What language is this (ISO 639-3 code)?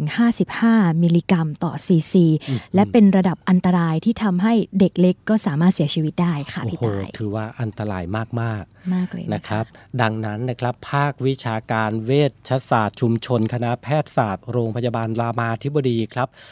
tha